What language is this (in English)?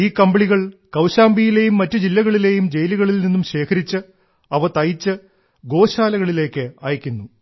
Malayalam